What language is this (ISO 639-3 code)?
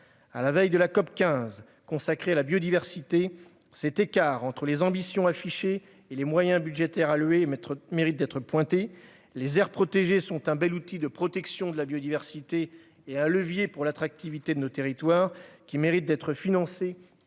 fra